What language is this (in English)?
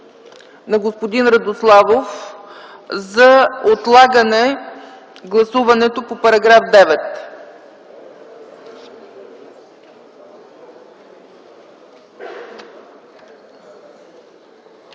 Bulgarian